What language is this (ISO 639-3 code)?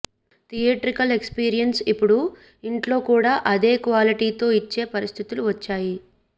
tel